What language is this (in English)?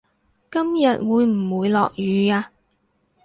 Cantonese